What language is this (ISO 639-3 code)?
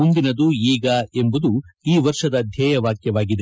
kan